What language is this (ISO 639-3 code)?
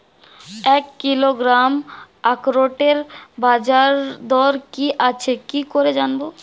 ben